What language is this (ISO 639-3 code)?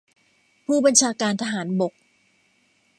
tha